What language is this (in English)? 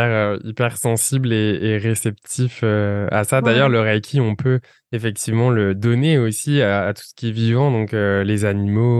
French